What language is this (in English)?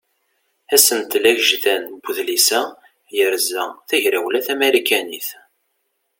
Kabyle